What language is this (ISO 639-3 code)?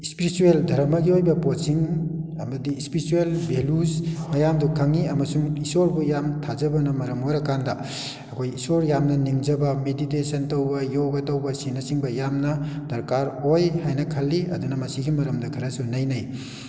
mni